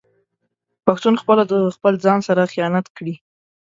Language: Pashto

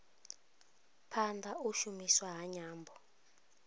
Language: Venda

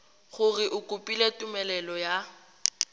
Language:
Tswana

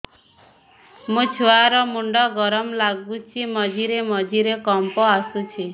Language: Odia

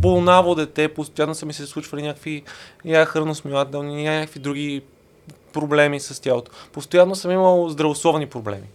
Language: Bulgarian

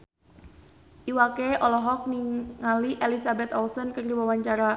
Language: Sundanese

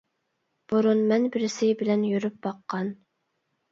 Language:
Uyghur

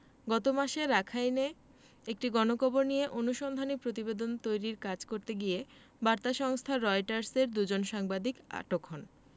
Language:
Bangla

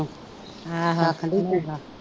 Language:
Punjabi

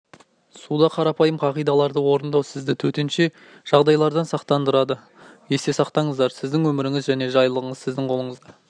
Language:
Kazakh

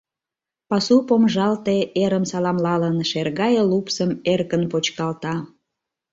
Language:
Mari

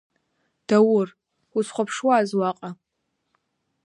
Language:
Abkhazian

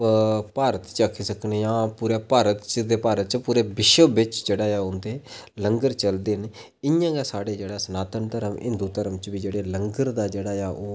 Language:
Dogri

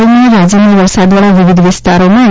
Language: Gujarati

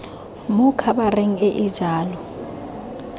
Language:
Tswana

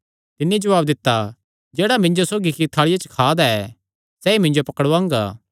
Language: Kangri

